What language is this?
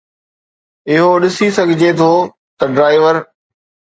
Sindhi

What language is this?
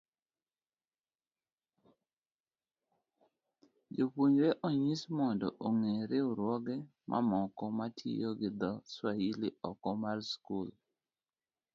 Luo (Kenya and Tanzania)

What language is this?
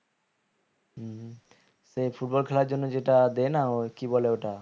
Bangla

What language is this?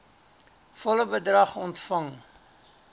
Afrikaans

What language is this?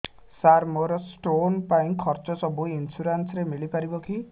Odia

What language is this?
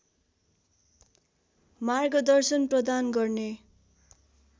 Nepali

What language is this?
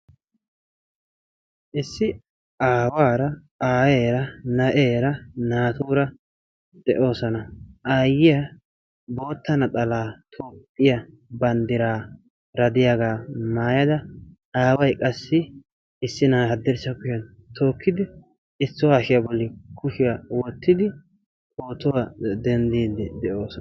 Wolaytta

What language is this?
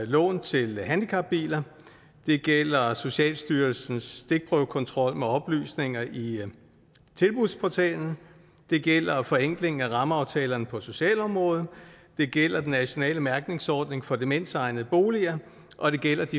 Danish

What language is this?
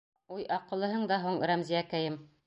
Bashkir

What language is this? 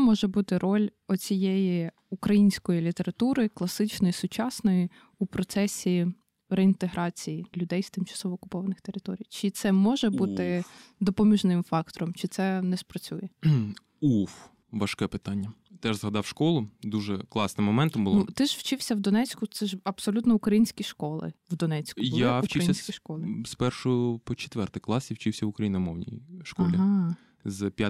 Ukrainian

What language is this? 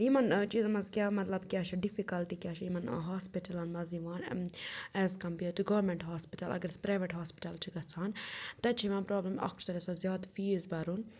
Kashmiri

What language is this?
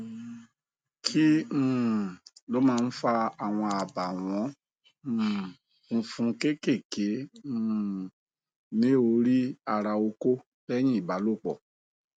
Yoruba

